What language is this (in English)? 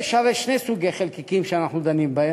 Hebrew